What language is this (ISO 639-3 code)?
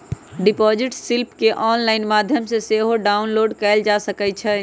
mag